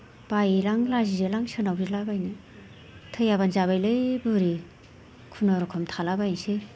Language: Bodo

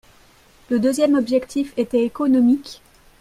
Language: French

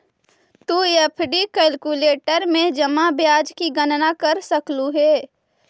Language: Magahi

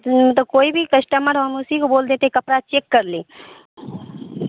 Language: Urdu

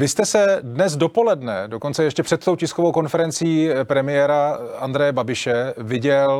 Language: Czech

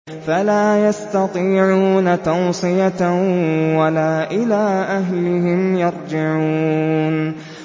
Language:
Arabic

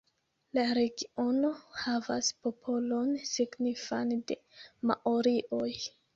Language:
Esperanto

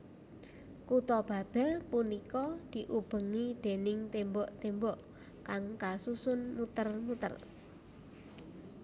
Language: Javanese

